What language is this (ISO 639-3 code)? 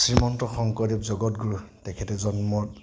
asm